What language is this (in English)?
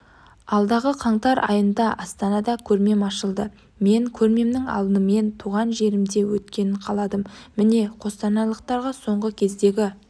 Kazakh